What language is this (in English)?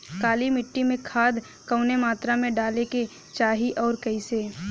Bhojpuri